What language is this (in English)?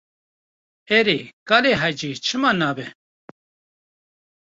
Kurdish